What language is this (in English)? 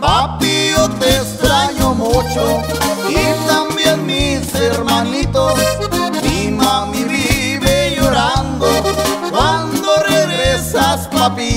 Spanish